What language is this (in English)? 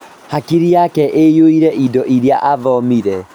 Kikuyu